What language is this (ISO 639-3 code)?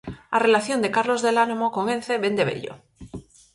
glg